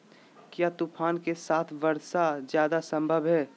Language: Magahi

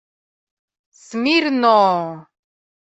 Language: Mari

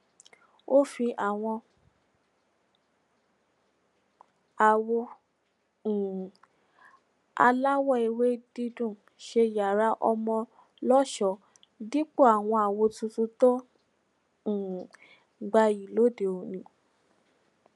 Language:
Yoruba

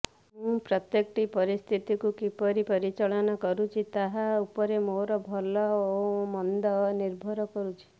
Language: Odia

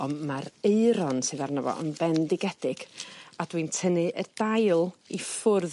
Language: Welsh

